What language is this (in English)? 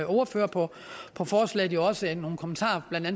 Danish